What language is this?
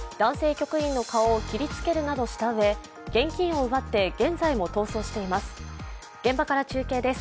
Japanese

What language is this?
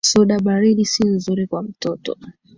Swahili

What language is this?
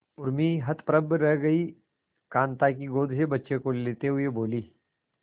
Hindi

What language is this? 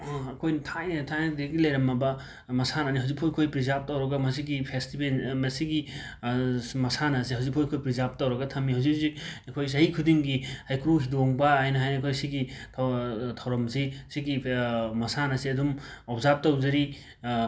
Manipuri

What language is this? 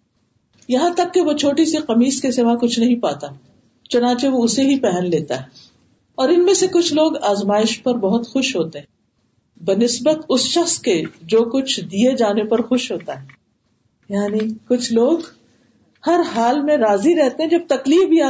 Urdu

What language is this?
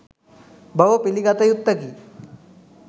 Sinhala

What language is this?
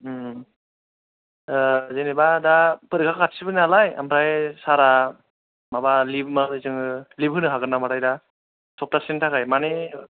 Bodo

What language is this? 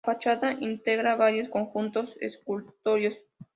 Spanish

